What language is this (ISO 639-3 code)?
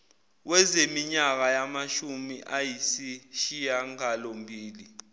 zul